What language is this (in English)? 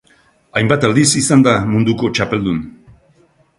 Basque